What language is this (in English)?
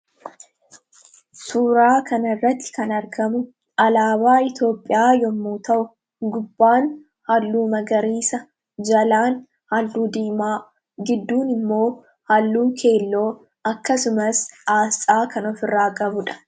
Oromo